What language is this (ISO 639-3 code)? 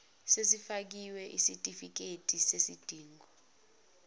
zul